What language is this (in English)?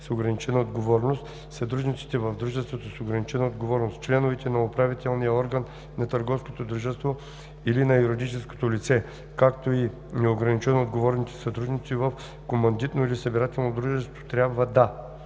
Bulgarian